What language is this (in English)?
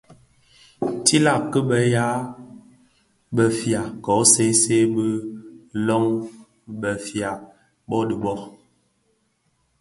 Bafia